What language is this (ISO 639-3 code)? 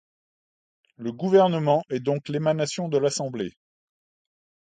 fra